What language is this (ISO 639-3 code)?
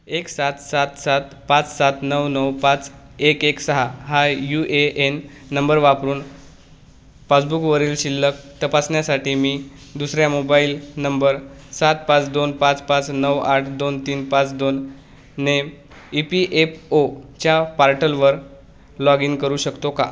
mar